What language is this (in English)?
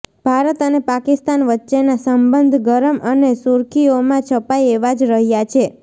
Gujarati